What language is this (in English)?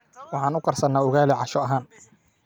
Somali